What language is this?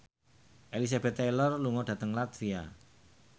Javanese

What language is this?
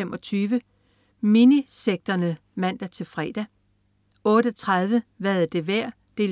Danish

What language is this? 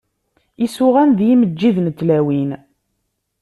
Kabyle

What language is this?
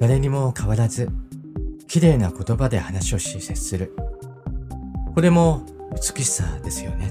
Japanese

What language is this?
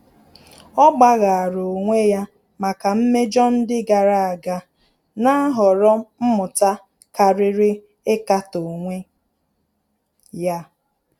Igbo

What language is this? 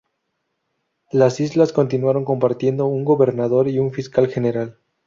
Spanish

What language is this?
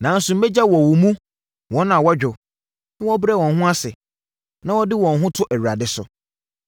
Akan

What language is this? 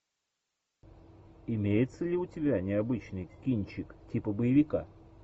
Russian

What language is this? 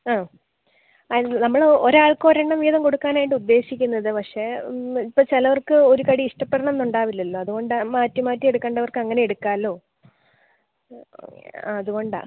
Malayalam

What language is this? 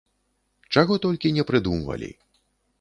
Belarusian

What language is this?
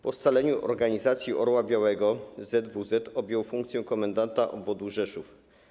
Polish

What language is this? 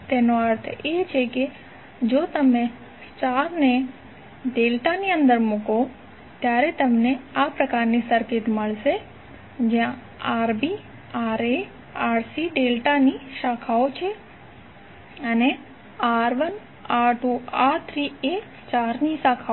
Gujarati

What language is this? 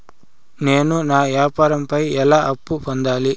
Telugu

